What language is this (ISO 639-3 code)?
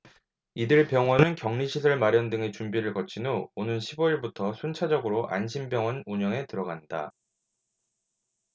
kor